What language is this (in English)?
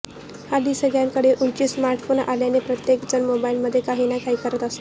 Marathi